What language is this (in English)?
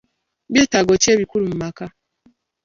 Ganda